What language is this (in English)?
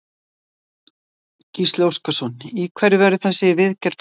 Icelandic